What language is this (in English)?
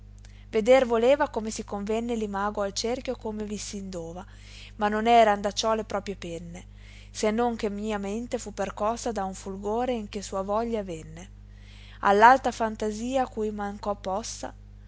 Italian